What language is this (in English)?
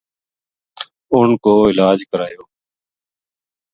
Gujari